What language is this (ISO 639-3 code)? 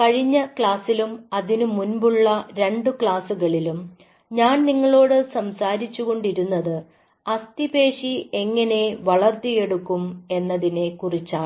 mal